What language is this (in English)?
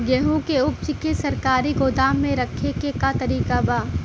Bhojpuri